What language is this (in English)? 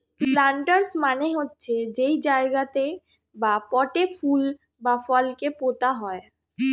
Bangla